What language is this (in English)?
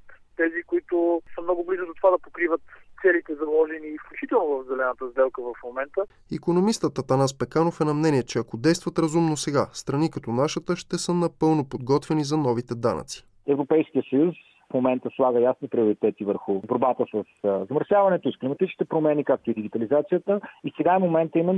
Bulgarian